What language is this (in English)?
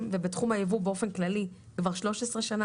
Hebrew